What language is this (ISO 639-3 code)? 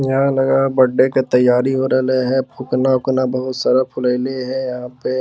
mag